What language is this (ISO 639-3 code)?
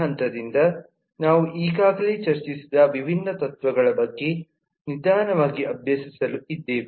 kan